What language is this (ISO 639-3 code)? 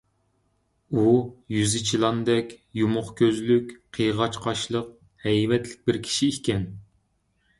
uig